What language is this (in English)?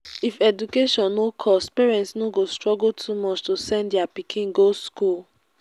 Nigerian Pidgin